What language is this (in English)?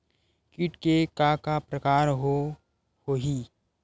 Chhattisgarhi